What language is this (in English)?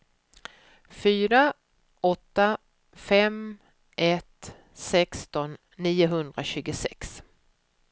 Swedish